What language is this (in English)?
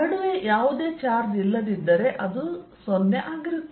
Kannada